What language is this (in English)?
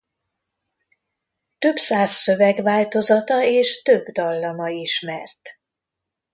Hungarian